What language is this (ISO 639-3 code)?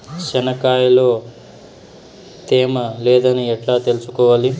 tel